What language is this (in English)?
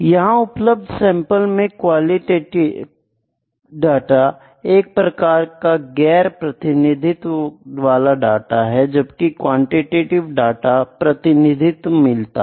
Hindi